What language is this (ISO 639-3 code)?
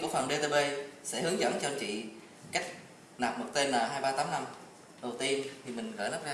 vie